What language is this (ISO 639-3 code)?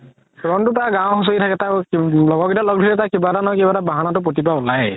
asm